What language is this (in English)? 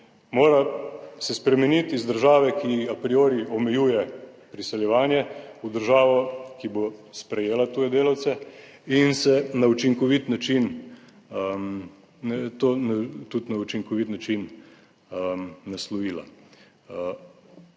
Slovenian